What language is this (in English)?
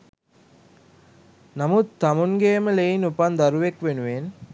Sinhala